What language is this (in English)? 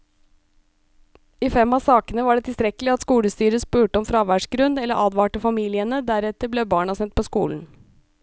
Norwegian